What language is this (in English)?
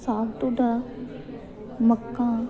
Dogri